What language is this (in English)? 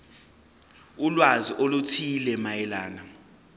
Zulu